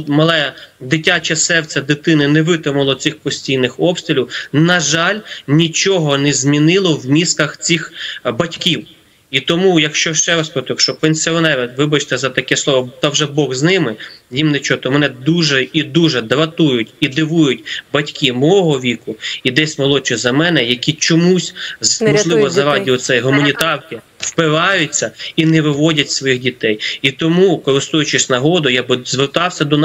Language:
Ukrainian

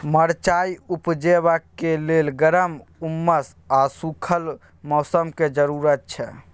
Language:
Maithili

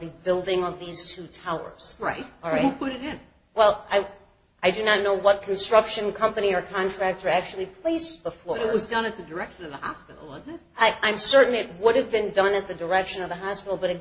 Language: English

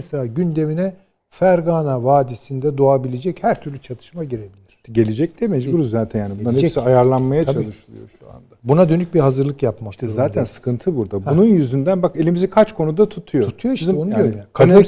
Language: Turkish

